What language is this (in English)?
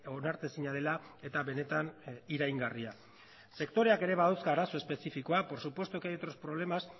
Basque